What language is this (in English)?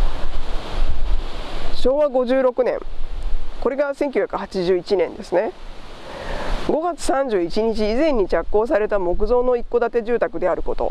Japanese